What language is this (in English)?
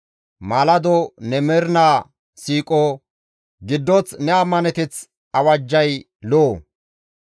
Gamo